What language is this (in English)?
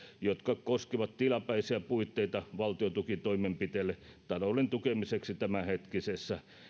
Finnish